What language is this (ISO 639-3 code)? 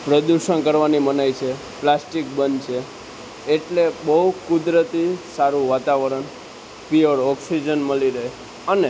guj